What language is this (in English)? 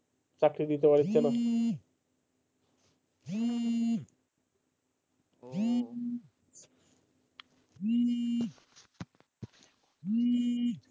Bangla